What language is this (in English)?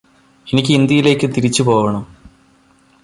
Malayalam